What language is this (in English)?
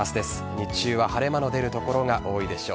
Japanese